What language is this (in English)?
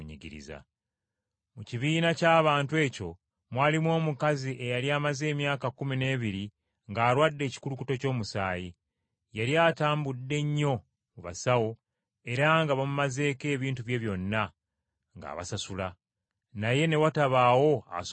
Ganda